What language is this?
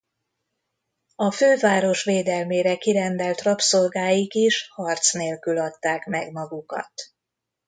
Hungarian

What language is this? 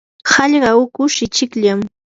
Yanahuanca Pasco Quechua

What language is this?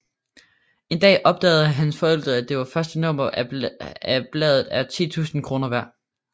Danish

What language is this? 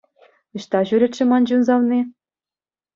Chuvash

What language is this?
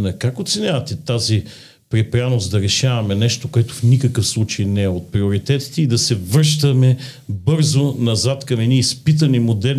Bulgarian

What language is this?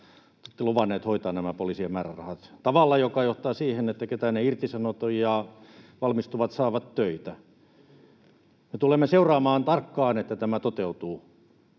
Finnish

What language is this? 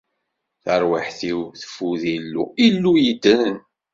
Kabyle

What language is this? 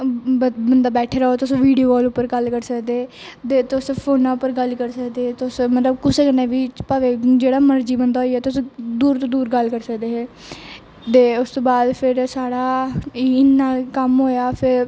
Dogri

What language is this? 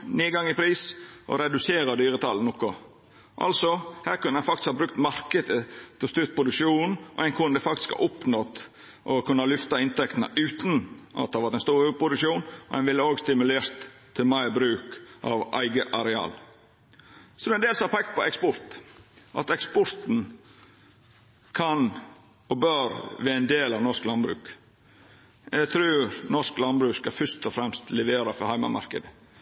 Norwegian Nynorsk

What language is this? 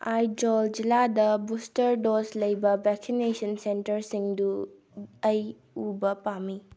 Manipuri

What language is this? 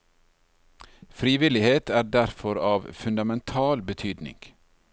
Norwegian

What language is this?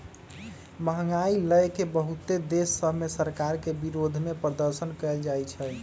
Magahi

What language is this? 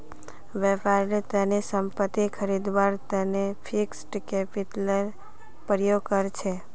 Magahi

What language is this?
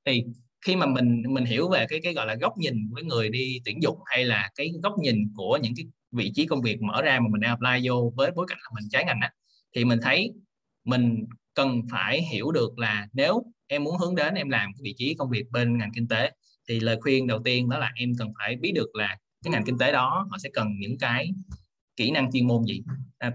Vietnamese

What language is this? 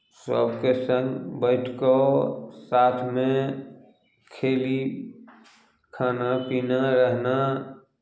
Maithili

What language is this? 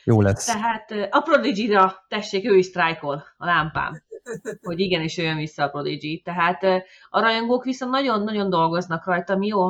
Hungarian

